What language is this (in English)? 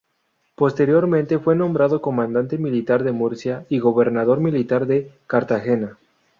Spanish